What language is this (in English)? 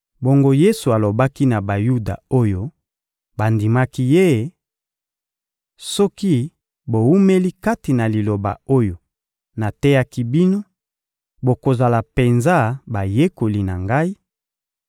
Lingala